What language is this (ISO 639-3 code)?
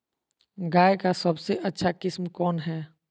mag